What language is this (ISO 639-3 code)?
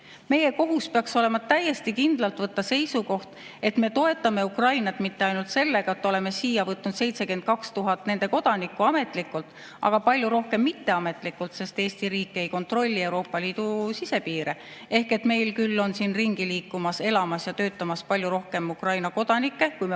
est